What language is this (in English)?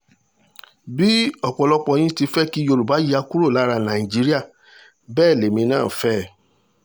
Yoruba